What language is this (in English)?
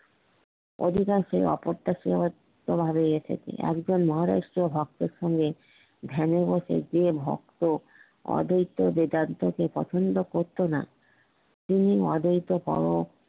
Bangla